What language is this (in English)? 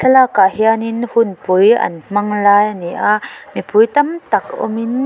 Mizo